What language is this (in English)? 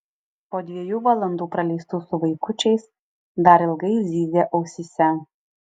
Lithuanian